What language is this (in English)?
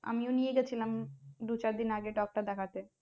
Bangla